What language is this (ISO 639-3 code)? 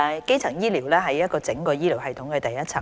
yue